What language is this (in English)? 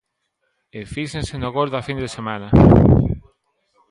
Galician